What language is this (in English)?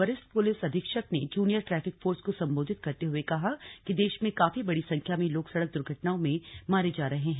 Hindi